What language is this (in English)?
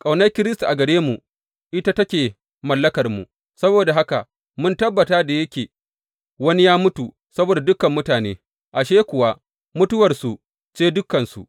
Hausa